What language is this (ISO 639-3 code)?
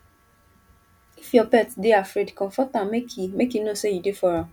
pcm